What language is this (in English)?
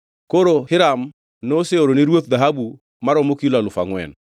Luo (Kenya and Tanzania)